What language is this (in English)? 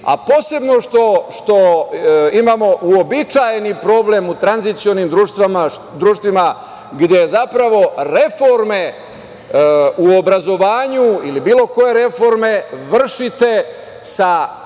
Serbian